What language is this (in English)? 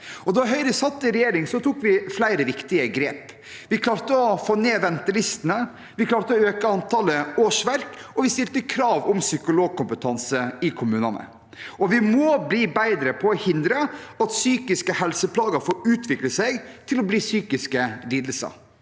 Norwegian